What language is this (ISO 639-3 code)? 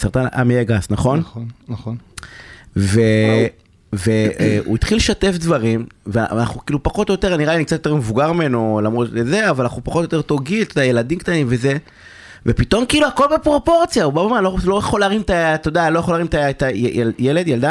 heb